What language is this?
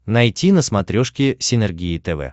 Russian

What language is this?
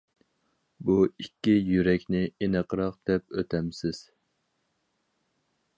Uyghur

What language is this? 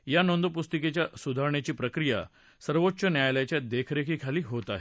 Marathi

